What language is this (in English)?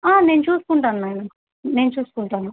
Telugu